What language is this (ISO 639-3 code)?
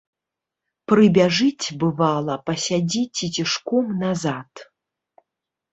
bel